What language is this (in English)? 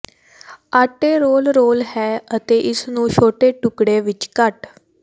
Punjabi